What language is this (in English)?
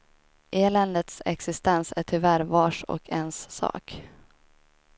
Swedish